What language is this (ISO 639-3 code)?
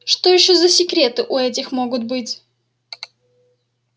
rus